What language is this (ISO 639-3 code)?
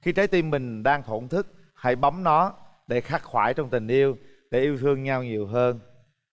vie